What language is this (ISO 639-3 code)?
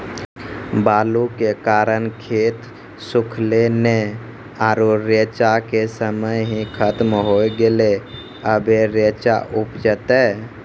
mai